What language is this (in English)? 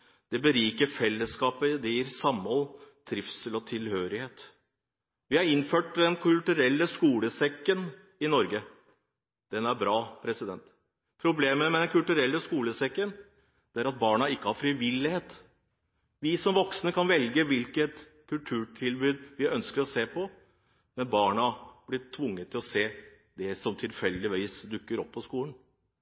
Norwegian Bokmål